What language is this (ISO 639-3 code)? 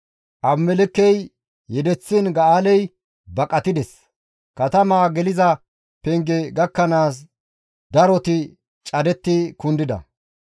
gmv